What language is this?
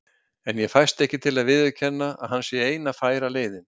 Icelandic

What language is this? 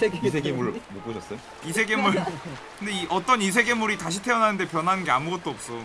Korean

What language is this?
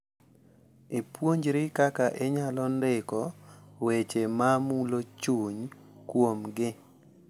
Luo (Kenya and Tanzania)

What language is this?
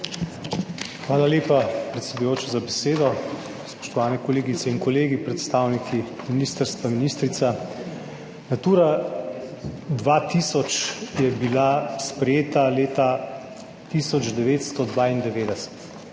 Slovenian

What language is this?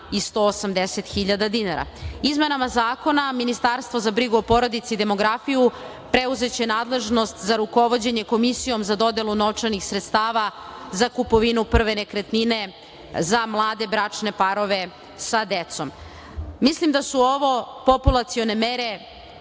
Serbian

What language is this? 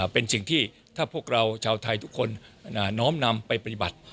Thai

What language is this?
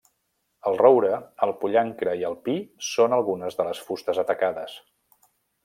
Catalan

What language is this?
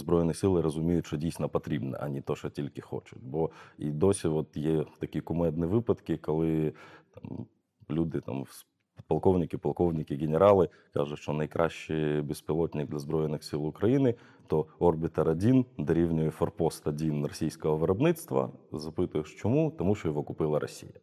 Ukrainian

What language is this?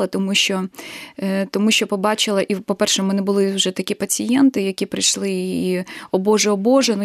Ukrainian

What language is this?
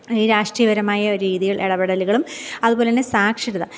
Malayalam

